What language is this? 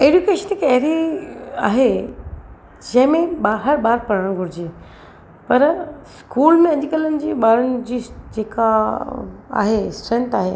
Sindhi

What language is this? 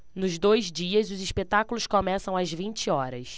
Portuguese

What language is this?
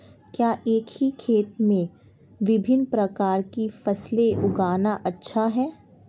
Hindi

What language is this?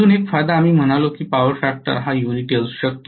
Marathi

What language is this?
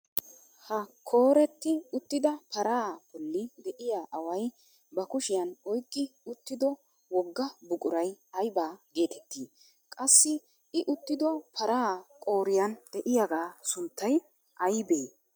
Wolaytta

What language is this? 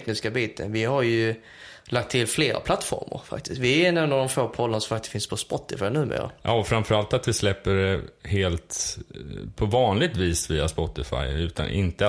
Swedish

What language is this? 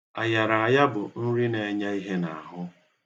Igbo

